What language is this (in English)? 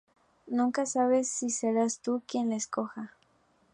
Spanish